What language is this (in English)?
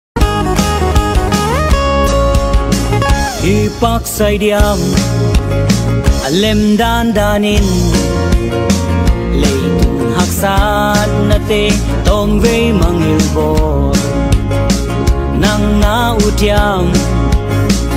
Vietnamese